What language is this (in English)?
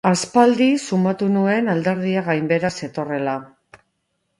Basque